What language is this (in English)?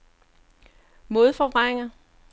Danish